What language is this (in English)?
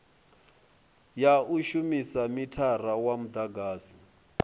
Venda